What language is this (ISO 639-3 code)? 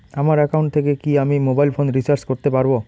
ben